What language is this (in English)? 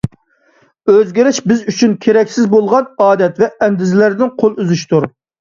Uyghur